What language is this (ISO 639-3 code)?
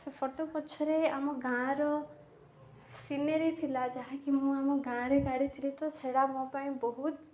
ori